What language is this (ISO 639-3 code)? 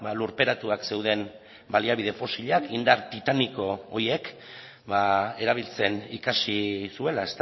eus